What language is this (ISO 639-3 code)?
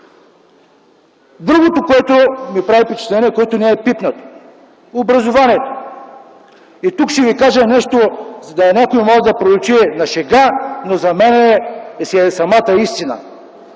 bul